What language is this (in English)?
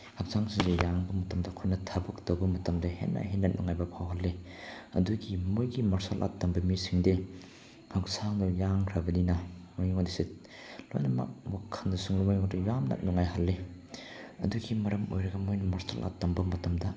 Manipuri